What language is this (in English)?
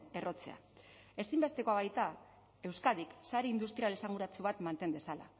Basque